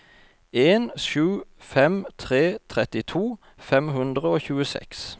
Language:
Norwegian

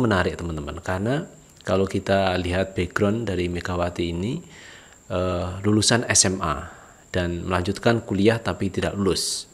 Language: Indonesian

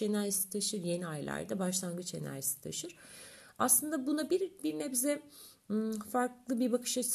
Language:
Turkish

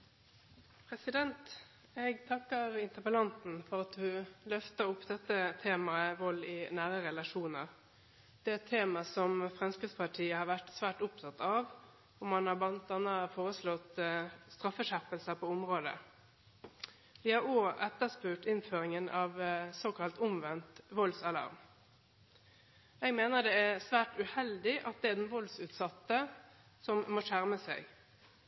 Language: Norwegian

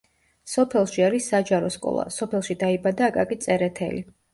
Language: Georgian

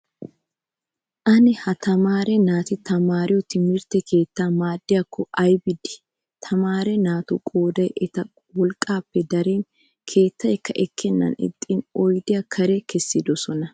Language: Wolaytta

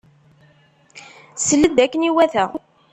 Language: Kabyle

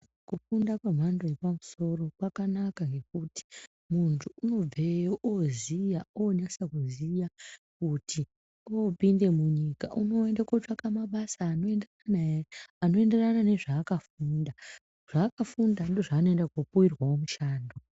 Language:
Ndau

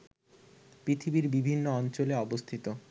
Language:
Bangla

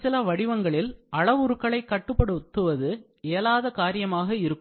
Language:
Tamil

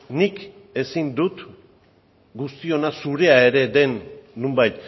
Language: Basque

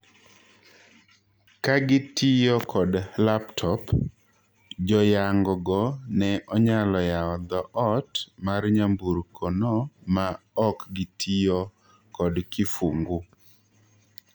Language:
Luo (Kenya and Tanzania)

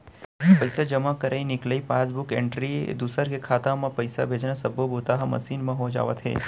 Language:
Chhattisgarhi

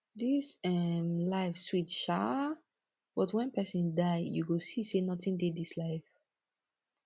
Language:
Nigerian Pidgin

